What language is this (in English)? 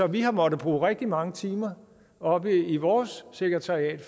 Danish